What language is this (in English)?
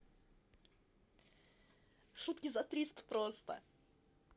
Russian